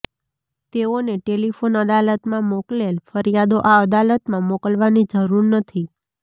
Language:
Gujarati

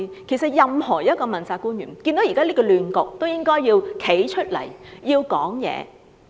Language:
Cantonese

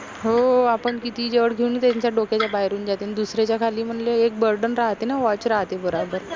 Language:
Marathi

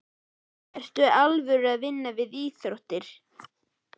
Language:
Icelandic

